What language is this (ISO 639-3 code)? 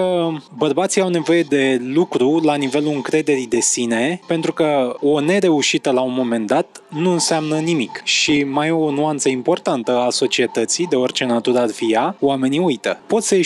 ron